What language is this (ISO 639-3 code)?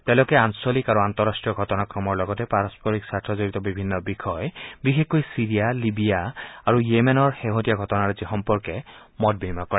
asm